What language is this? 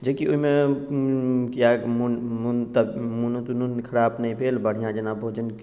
Maithili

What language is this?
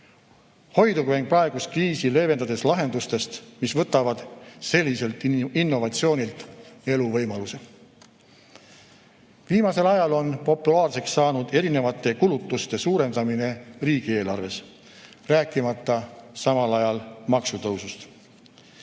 Estonian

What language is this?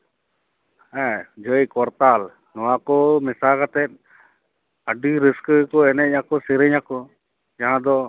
Santali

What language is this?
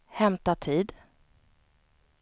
Swedish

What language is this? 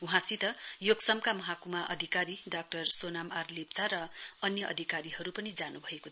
Nepali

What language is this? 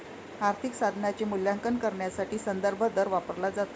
Marathi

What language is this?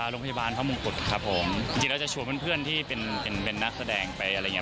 Thai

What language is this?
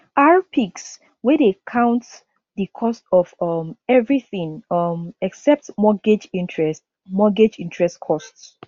Nigerian Pidgin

